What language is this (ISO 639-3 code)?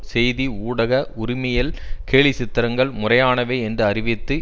tam